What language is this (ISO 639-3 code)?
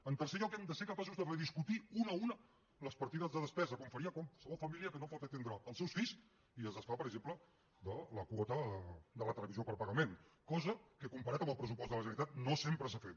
cat